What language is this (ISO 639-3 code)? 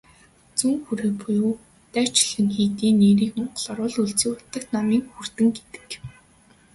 mon